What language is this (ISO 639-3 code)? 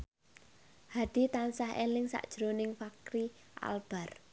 jav